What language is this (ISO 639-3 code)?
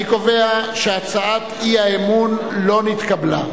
heb